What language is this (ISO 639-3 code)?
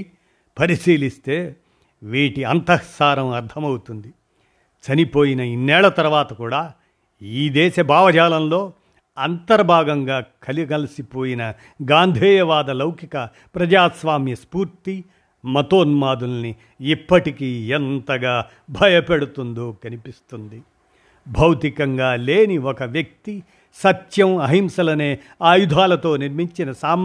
tel